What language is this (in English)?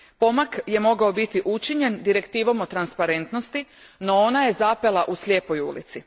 Croatian